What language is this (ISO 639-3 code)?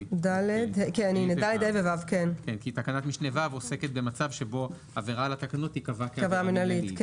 heb